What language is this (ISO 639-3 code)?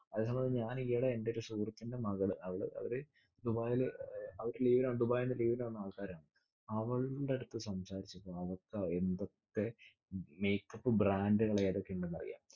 mal